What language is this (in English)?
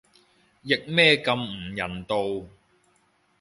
Cantonese